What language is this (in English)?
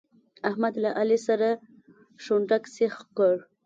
Pashto